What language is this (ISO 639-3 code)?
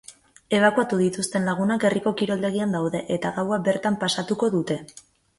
eus